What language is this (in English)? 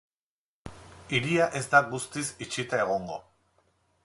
Basque